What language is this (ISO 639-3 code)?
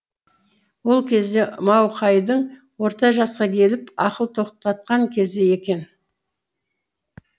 kaz